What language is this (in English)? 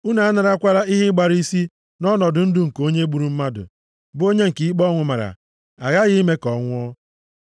Igbo